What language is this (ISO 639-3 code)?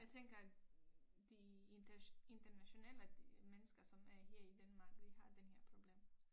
dan